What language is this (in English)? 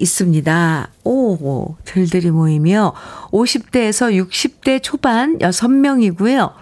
Korean